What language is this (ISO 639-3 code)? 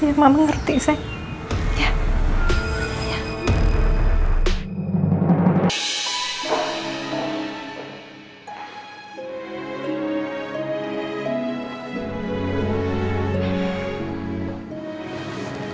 ind